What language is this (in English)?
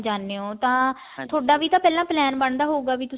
Punjabi